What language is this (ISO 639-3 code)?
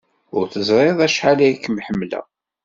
kab